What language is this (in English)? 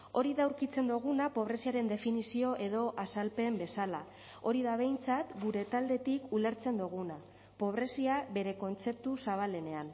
Basque